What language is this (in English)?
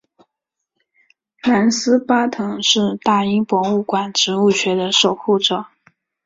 Chinese